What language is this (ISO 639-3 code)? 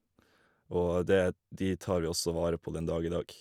nor